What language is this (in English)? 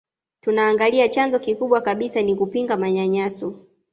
Swahili